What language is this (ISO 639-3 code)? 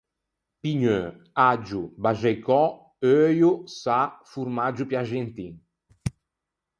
lij